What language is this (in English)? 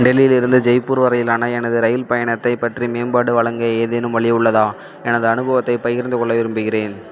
Tamil